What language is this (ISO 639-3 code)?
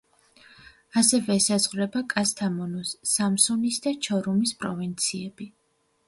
kat